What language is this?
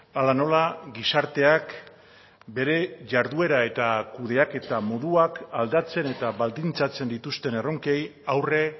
Basque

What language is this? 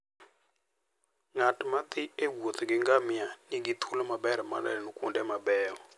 Luo (Kenya and Tanzania)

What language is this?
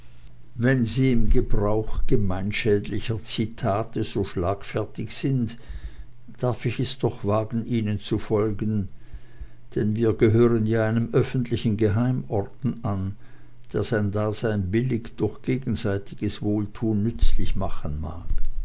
German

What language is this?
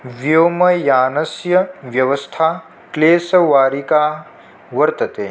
Sanskrit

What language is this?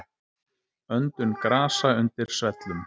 Icelandic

